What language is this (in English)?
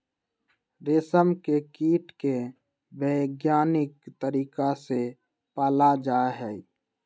Magahi